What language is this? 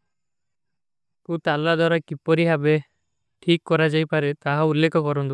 Kui (India)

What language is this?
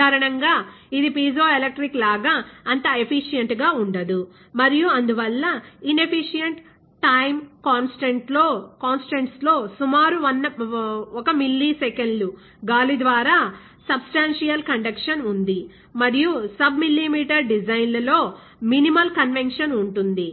Telugu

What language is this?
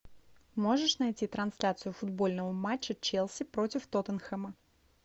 Russian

